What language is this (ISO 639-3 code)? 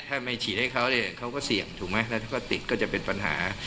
tha